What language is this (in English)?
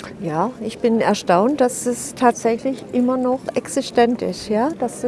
German